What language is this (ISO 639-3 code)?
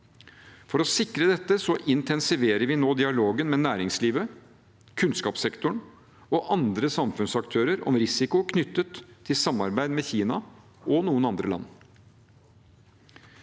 nor